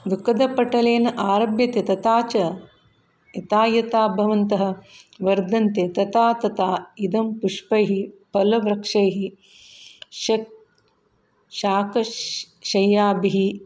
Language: Sanskrit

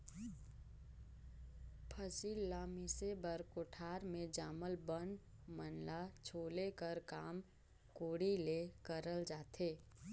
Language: Chhattisgarhi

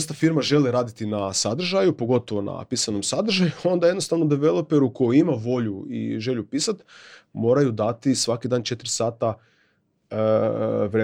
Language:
Croatian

